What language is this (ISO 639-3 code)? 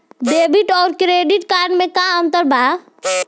bho